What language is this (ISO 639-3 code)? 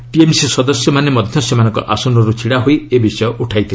ori